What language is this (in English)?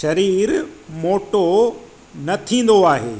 Sindhi